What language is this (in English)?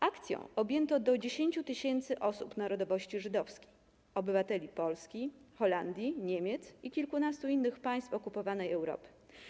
Polish